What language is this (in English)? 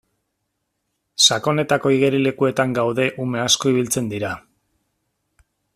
Basque